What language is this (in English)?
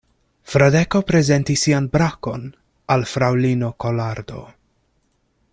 Esperanto